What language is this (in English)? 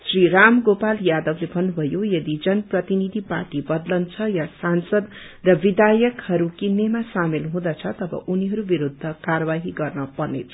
Nepali